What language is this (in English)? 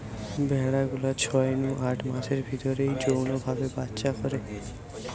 Bangla